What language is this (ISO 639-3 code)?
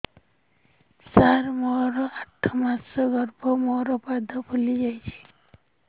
ori